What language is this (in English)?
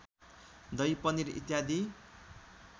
Nepali